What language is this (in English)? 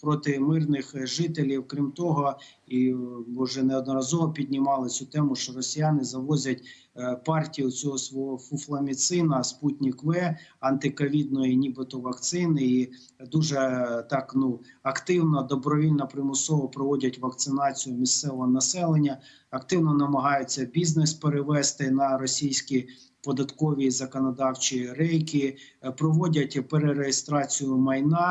Ukrainian